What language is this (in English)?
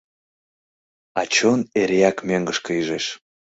Mari